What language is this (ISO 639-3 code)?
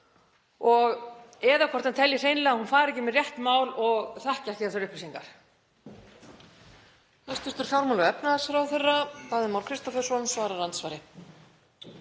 isl